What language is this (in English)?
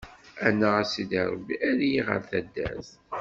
Kabyle